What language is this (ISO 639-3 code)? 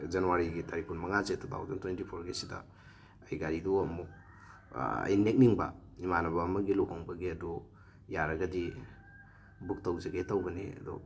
mni